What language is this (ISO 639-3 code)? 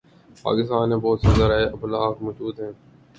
urd